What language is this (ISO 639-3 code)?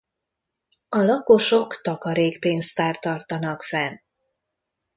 hun